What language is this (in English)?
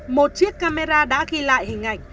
Vietnamese